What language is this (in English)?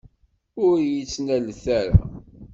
Kabyle